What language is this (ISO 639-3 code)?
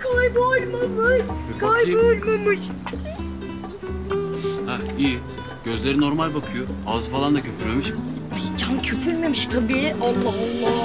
tur